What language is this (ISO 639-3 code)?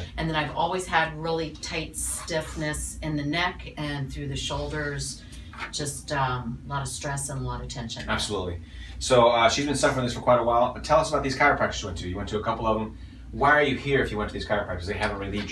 eng